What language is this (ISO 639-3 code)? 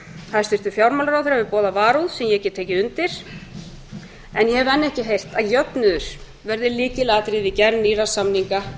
isl